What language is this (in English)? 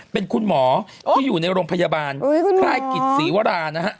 Thai